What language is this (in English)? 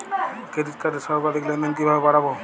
Bangla